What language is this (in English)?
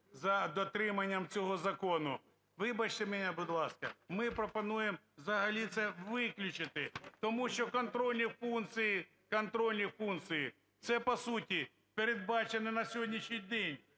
Ukrainian